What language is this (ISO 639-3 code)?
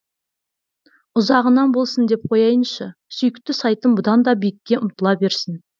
kaz